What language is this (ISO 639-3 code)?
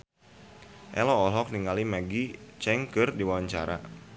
sun